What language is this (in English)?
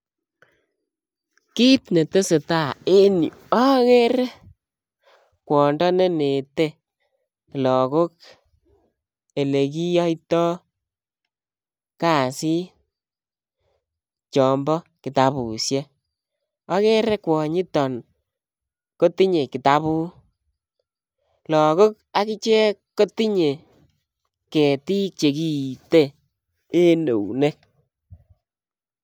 Kalenjin